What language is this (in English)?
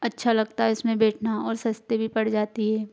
Hindi